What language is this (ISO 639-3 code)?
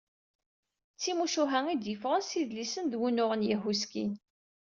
kab